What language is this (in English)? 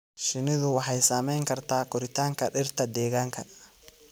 Somali